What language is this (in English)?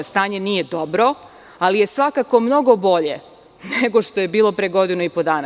Serbian